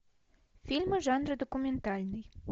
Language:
Russian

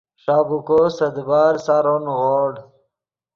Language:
Yidgha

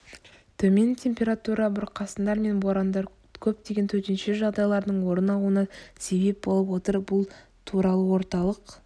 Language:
Kazakh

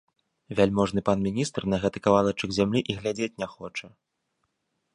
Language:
Belarusian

